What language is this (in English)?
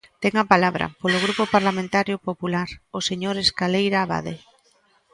Galician